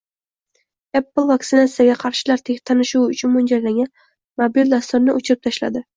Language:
Uzbek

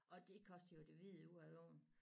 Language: Danish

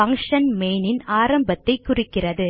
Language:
Tamil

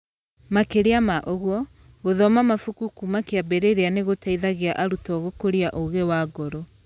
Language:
Kikuyu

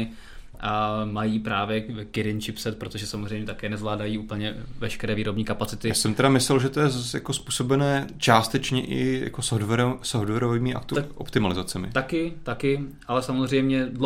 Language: Czech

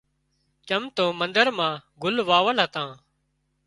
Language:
Wadiyara Koli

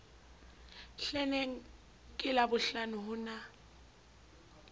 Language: Southern Sotho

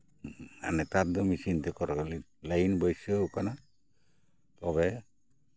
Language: Santali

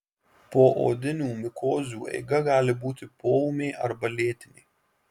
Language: Lithuanian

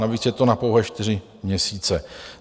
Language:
Czech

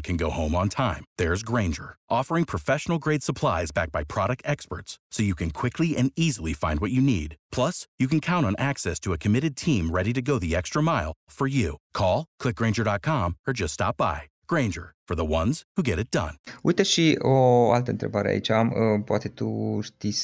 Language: Romanian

